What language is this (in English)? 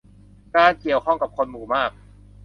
Thai